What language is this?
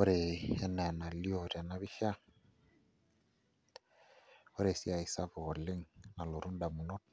Masai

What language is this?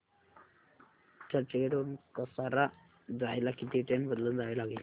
Marathi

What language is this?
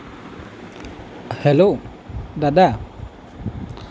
Assamese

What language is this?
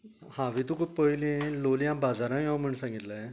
Konkani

